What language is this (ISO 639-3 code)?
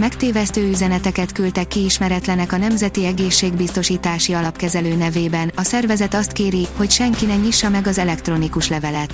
hun